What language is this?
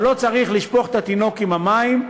Hebrew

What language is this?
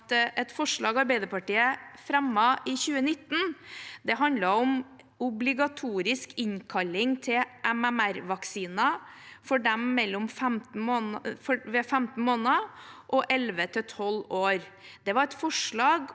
Norwegian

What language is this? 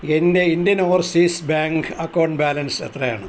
Malayalam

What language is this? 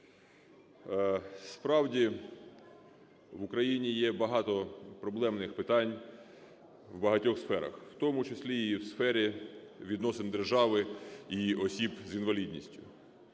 Ukrainian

